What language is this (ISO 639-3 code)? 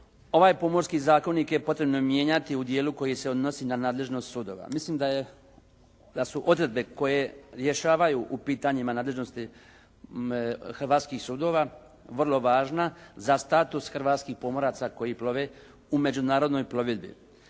hrv